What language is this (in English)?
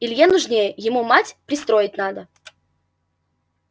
Russian